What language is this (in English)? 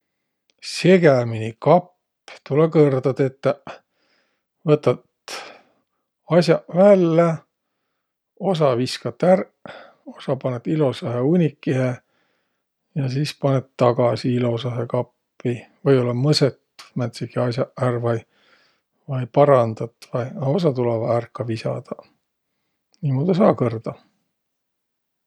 Võro